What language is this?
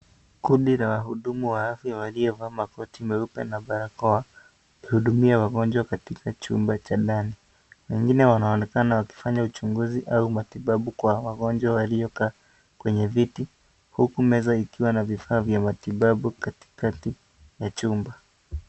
Swahili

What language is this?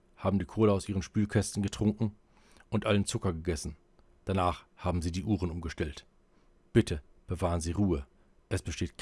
German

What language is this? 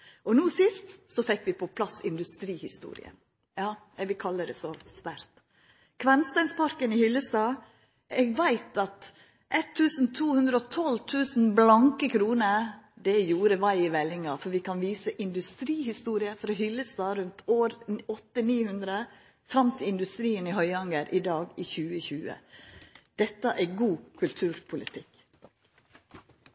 Norwegian Nynorsk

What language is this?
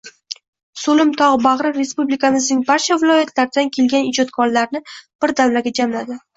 Uzbek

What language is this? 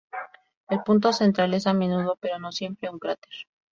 Spanish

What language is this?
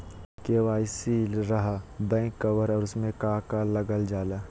Magahi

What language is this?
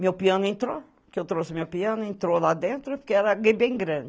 Portuguese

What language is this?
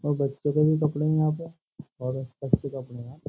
Hindi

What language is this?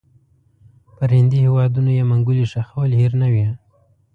Pashto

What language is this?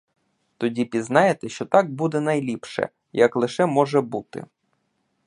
Ukrainian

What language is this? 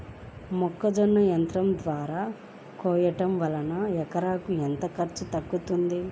Telugu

